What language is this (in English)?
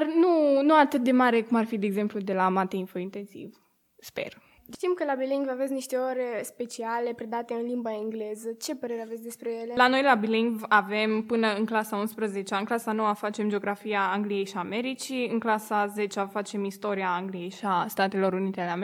Romanian